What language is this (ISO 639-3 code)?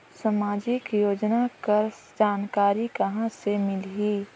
hne